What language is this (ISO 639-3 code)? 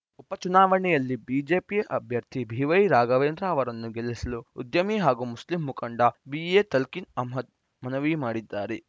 kan